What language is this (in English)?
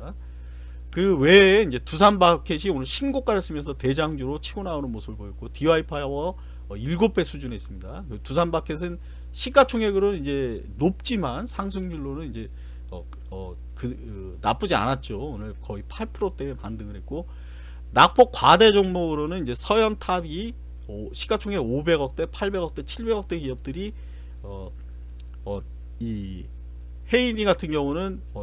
Korean